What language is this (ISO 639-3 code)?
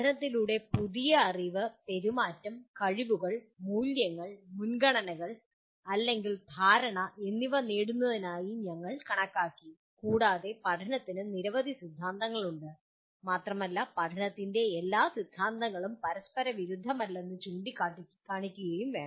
mal